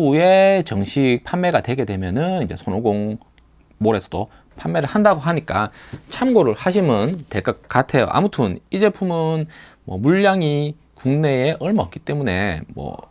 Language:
Korean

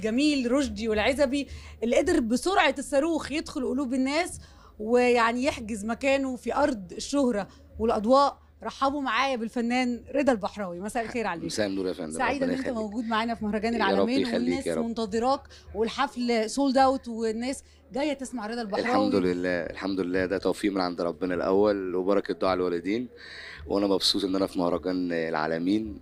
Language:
Arabic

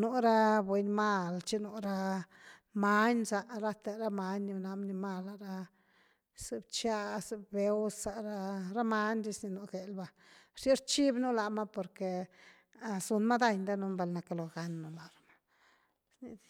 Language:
Güilá Zapotec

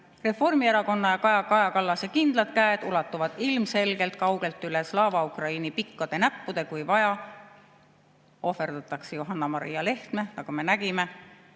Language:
Estonian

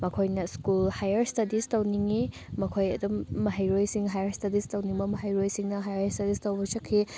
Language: Manipuri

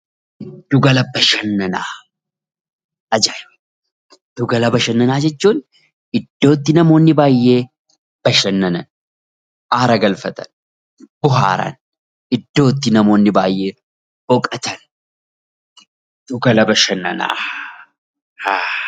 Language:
Oromo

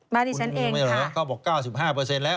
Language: Thai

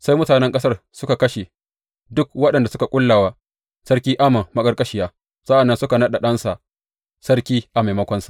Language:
Hausa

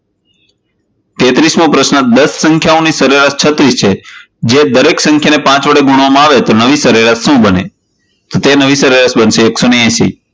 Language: Gujarati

